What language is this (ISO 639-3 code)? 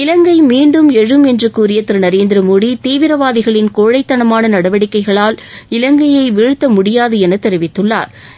tam